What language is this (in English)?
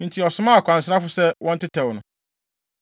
Akan